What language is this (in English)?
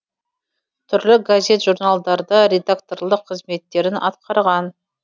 Kazakh